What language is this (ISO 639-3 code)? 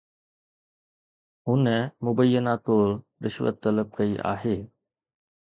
snd